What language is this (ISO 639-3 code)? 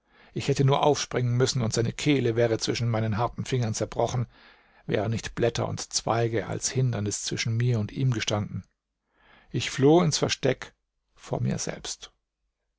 deu